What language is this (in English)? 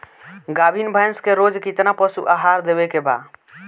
Bhojpuri